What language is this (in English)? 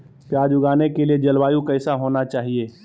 Magahi